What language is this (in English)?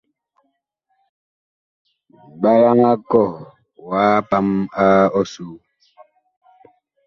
Bakoko